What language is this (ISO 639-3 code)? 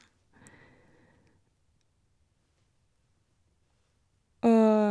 nor